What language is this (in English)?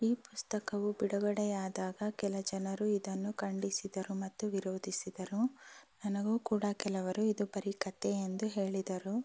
Kannada